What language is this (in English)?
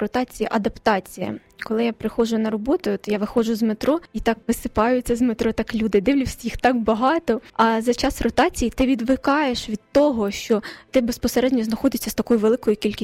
Ukrainian